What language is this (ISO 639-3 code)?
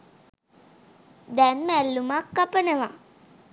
sin